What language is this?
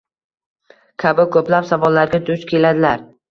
Uzbek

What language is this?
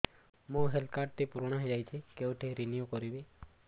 Odia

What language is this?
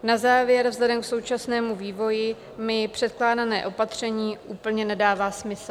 Czech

